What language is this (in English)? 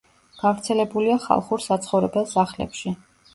Georgian